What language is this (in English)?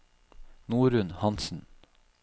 Norwegian